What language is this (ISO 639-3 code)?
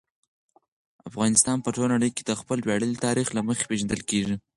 pus